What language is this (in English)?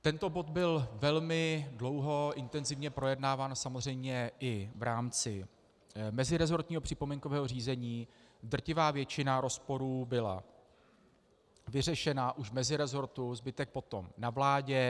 Czech